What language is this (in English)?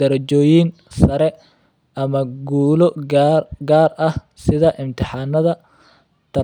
Somali